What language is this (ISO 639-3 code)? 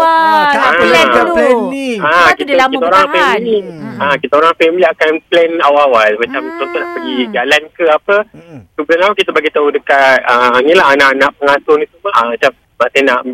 msa